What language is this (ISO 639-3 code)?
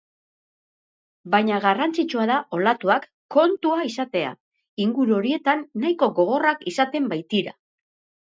eus